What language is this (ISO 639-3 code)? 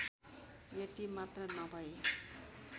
nep